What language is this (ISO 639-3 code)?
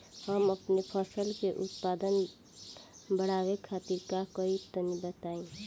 bho